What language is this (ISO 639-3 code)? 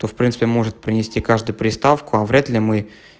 rus